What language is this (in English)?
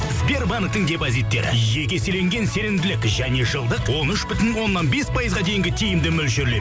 Kazakh